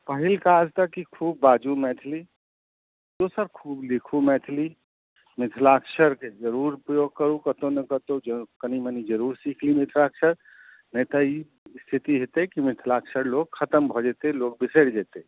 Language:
Maithili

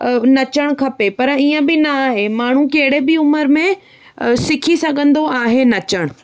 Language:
Sindhi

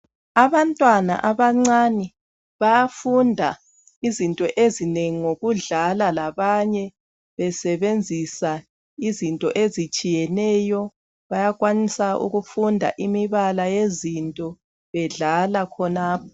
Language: North Ndebele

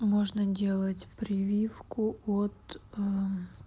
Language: Russian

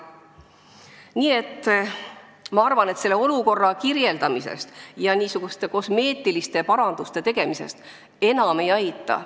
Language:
Estonian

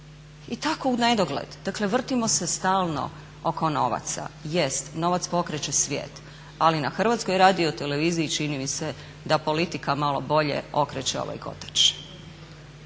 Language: Croatian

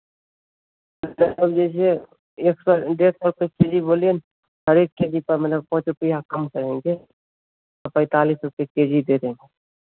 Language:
Hindi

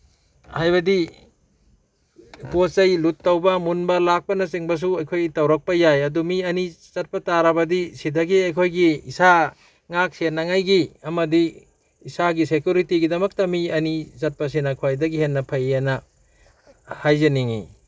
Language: Manipuri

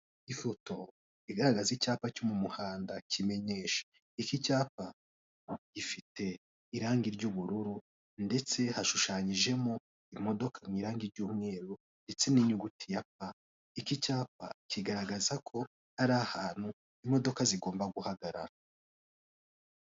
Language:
Kinyarwanda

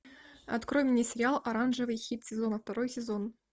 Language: Russian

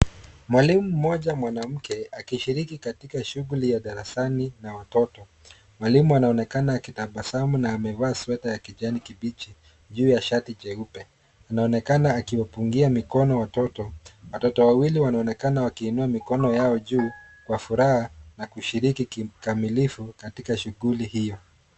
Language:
Swahili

